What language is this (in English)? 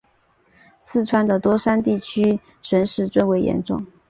Chinese